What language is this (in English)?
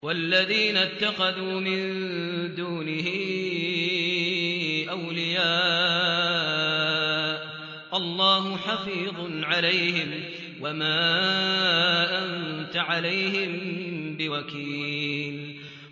Arabic